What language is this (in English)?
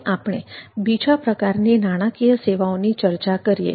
Gujarati